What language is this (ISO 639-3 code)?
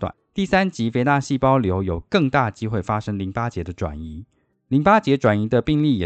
zho